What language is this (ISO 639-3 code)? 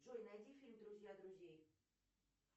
rus